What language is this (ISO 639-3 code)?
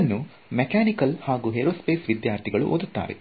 kan